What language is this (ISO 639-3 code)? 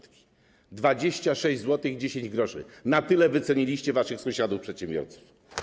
pol